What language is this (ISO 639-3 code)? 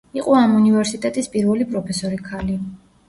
kat